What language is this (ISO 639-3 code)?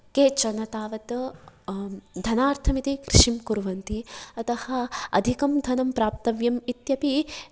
san